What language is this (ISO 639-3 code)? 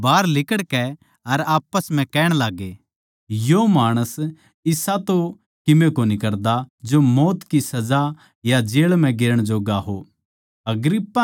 bgc